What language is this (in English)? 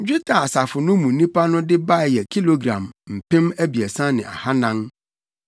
Akan